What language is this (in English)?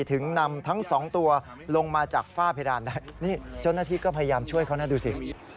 Thai